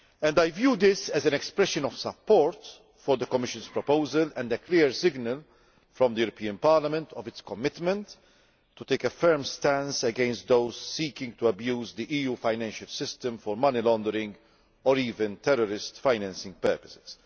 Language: English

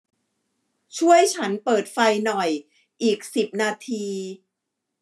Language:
Thai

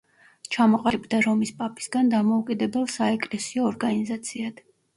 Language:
Georgian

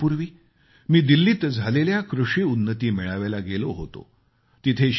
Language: Marathi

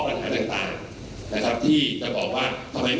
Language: Thai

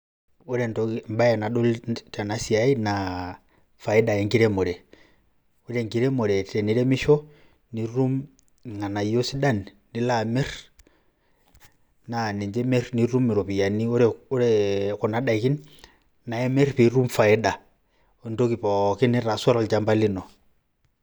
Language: Masai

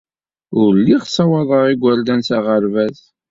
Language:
Kabyle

